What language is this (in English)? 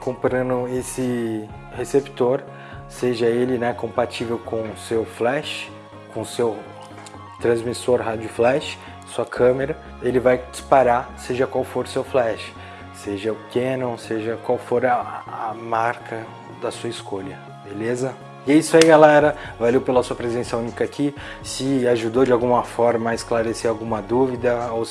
Portuguese